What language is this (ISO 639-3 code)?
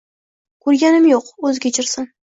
uzb